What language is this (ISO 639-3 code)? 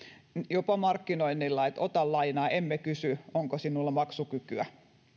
fin